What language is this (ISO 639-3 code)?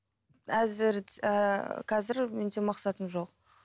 kaz